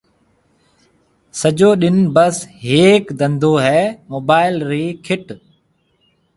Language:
Marwari (Pakistan)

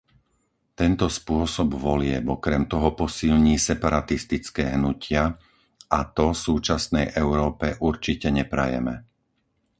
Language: Slovak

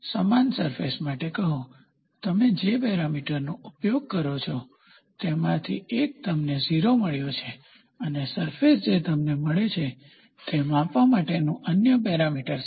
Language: Gujarati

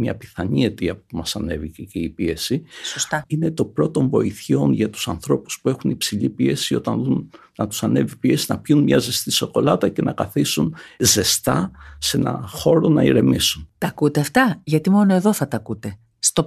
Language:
Greek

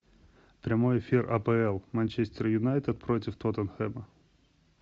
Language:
Russian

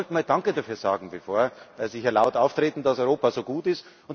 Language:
German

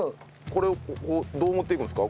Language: Japanese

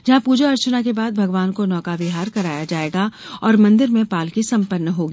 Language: Hindi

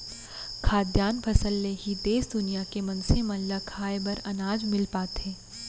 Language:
Chhattisgarhi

